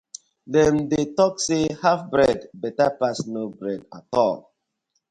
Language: Nigerian Pidgin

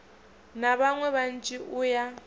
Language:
Venda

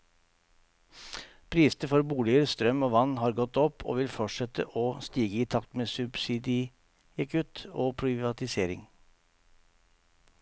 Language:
Norwegian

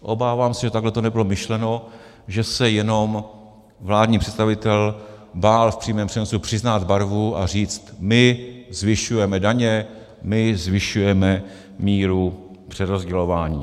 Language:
Czech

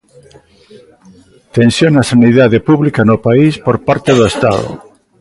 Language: Galician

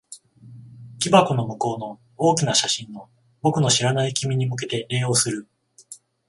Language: Japanese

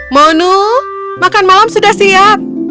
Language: Indonesian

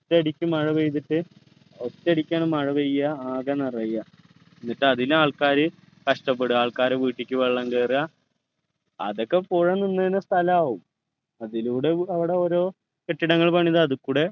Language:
Malayalam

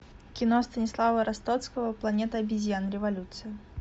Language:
Russian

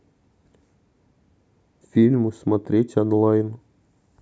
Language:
Russian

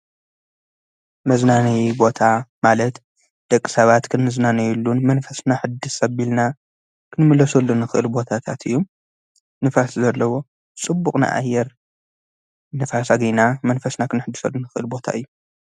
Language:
Tigrinya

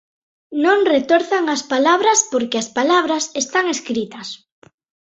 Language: Galician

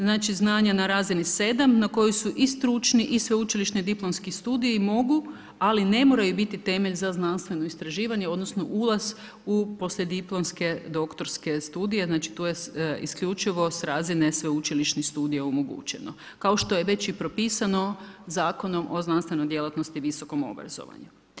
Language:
Croatian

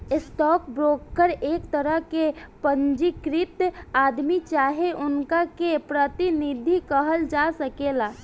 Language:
Bhojpuri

